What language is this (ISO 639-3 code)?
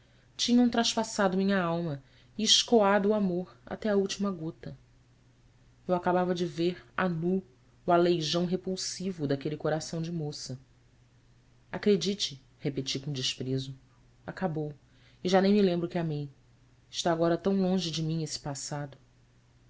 por